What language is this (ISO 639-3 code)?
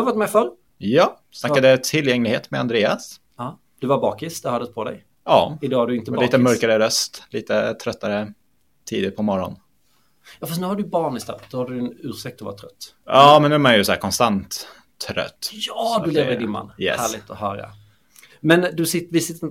swe